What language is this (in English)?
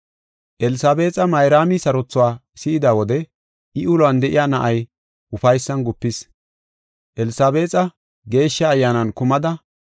Gofa